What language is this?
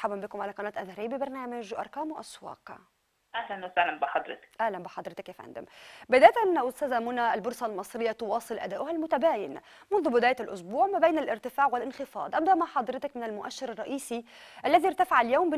Arabic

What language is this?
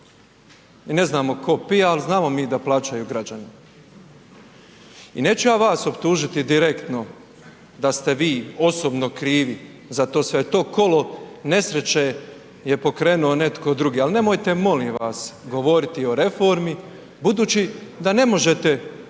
Croatian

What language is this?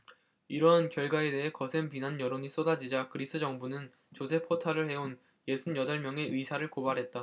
Korean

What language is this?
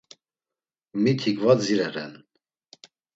Laz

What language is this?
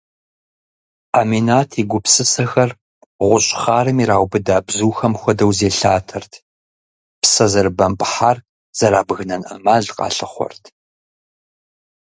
Kabardian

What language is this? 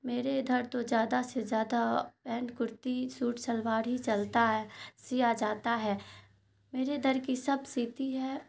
Urdu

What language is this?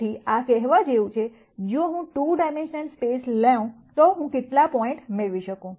Gujarati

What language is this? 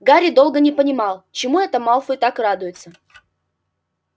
Russian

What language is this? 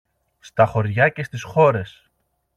Greek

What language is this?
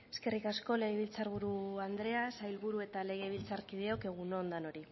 Basque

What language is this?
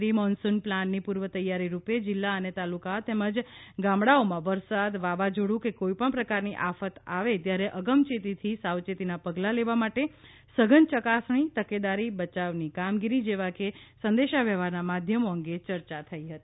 Gujarati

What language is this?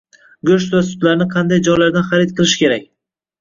Uzbek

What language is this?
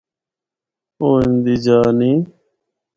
Northern Hindko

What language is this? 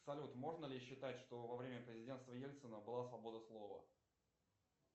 Russian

